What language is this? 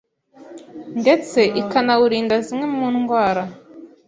Kinyarwanda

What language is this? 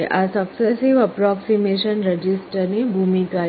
Gujarati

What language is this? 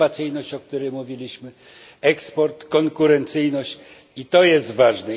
Polish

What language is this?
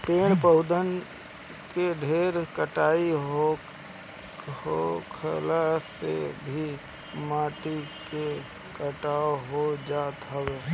Bhojpuri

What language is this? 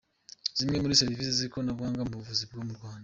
Kinyarwanda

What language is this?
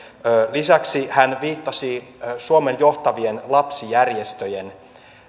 Finnish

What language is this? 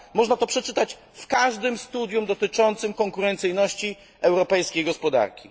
Polish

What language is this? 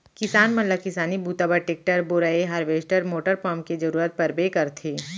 Chhattisgarhi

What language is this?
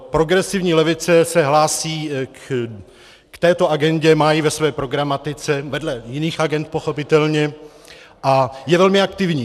Czech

